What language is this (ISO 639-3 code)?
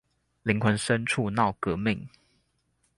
zho